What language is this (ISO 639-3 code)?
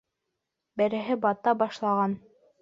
bak